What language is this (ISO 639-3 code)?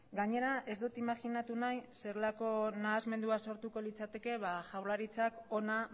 eus